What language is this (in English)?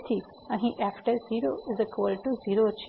Gujarati